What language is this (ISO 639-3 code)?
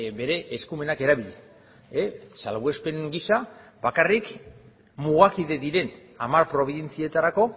eus